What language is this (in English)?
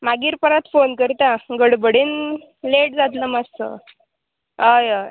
Konkani